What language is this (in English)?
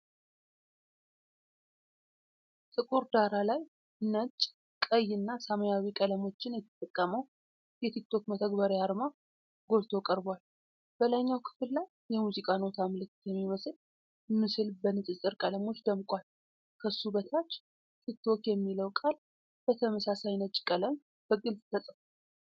Amharic